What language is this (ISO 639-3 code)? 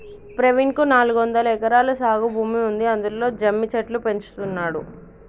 tel